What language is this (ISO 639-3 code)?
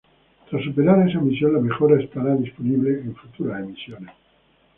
spa